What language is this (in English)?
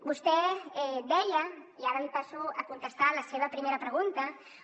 Catalan